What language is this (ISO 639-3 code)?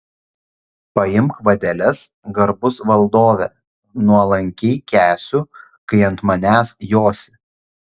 lit